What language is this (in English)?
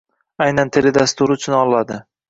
Uzbek